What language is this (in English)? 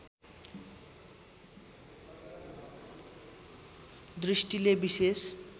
Nepali